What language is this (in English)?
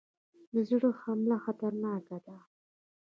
Pashto